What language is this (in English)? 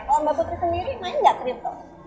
Indonesian